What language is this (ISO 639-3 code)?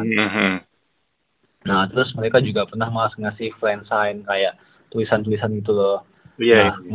ind